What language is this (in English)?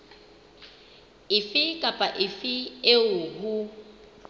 Southern Sotho